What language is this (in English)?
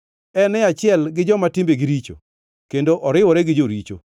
Luo (Kenya and Tanzania)